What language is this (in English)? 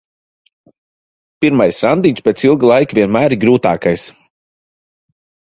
Latvian